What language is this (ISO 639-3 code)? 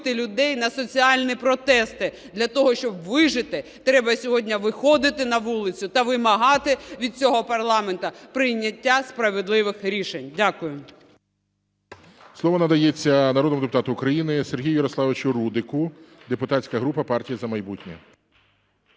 ukr